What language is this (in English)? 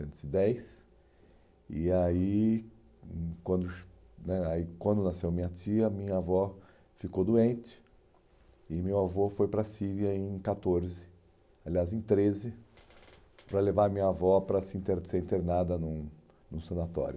Portuguese